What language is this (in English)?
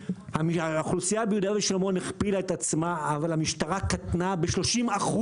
Hebrew